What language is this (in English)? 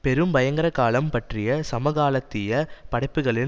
Tamil